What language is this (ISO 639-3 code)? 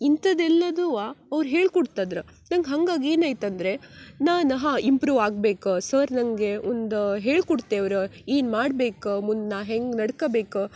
kan